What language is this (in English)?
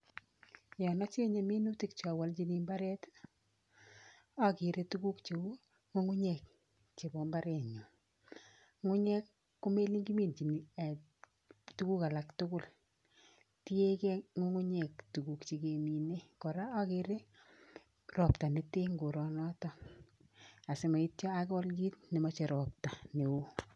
Kalenjin